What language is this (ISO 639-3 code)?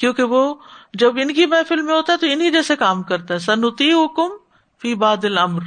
urd